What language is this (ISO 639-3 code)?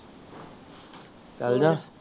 pan